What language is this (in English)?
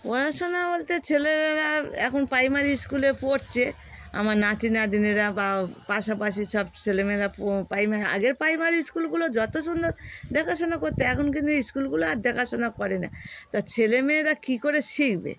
Bangla